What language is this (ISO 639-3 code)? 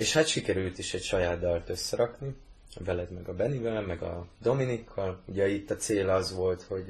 hun